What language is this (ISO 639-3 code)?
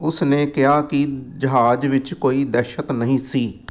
pan